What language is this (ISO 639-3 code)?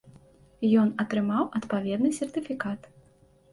bel